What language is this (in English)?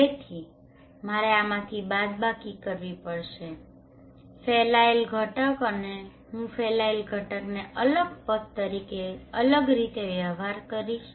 Gujarati